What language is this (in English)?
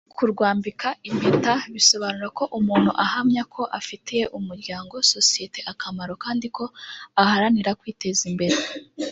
Kinyarwanda